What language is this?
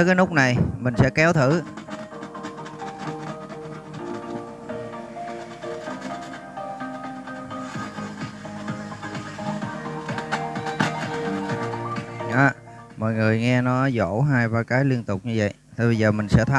Vietnamese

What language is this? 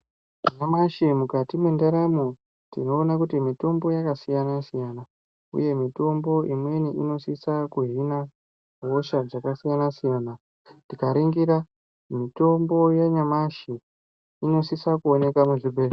Ndau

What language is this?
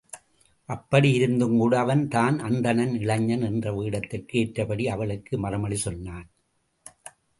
Tamil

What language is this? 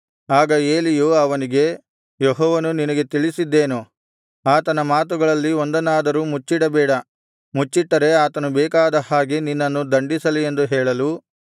Kannada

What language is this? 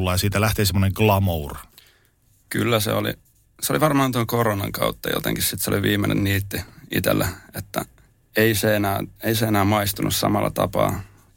Finnish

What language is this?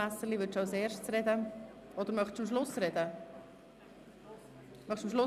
Swiss German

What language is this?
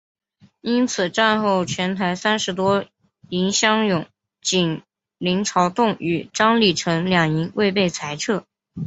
Chinese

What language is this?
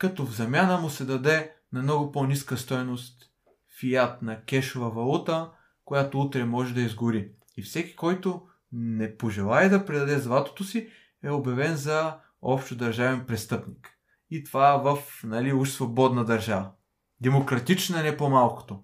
Bulgarian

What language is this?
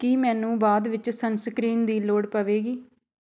Punjabi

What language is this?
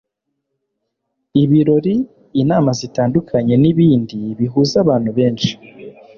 Kinyarwanda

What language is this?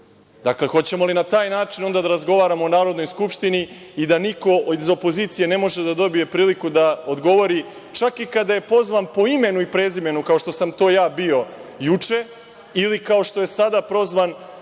Serbian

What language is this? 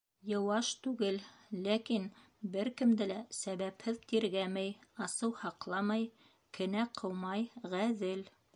Bashkir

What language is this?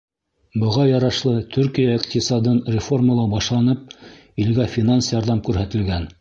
Bashkir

